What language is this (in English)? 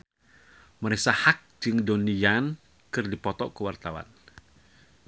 Sundanese